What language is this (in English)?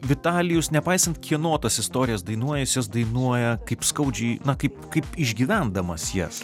Lithuanian